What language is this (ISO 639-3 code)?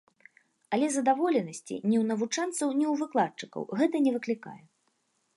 bel